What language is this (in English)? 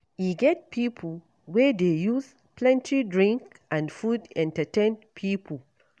Nigerian Pidgin